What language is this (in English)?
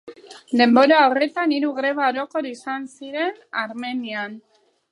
Basque